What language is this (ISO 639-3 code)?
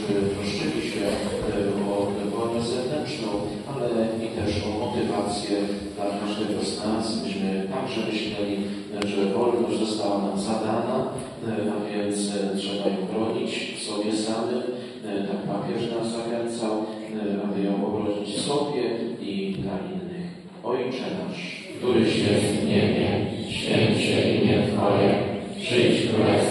pol